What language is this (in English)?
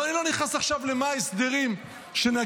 Hebrew